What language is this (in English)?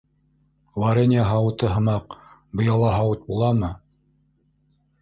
Bashkir